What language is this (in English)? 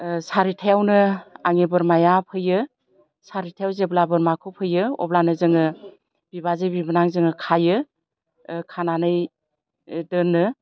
Bodo